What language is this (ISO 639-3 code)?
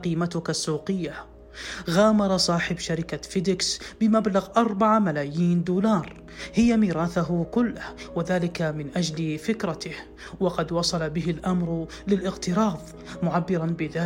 ara